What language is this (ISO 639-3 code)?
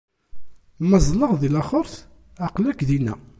kab